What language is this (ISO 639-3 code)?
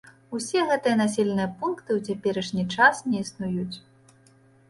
bel